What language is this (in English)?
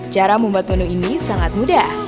Indonesian